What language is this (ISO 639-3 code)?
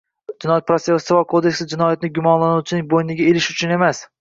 uzb